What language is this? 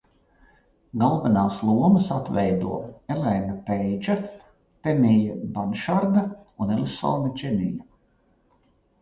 Latvian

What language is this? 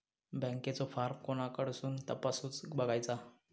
Marathi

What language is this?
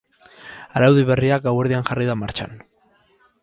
Basque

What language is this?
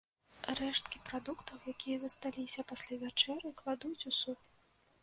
Belarusian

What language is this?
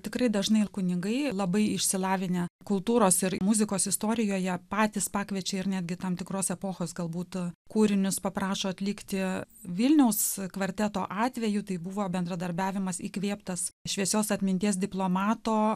Lithuanian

